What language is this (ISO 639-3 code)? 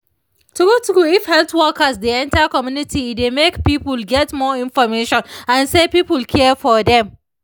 pcm